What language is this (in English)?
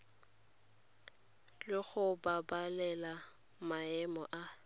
Tswana